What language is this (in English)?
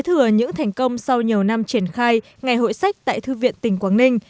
Vietnamese